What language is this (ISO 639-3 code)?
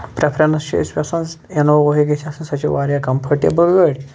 kas